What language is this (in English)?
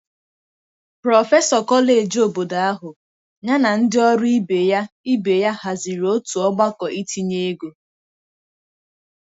Igbo